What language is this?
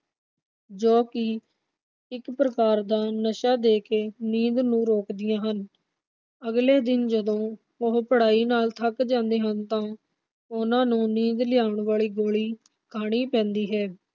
Punjabi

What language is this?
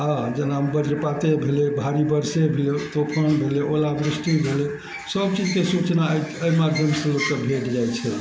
Maithili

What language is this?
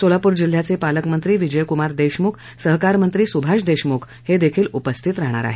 Marathi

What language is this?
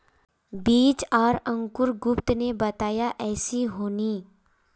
Magahi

